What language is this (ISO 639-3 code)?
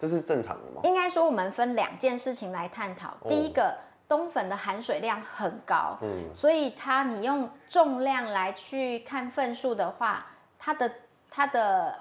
zho